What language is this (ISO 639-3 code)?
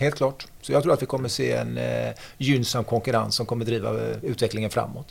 swe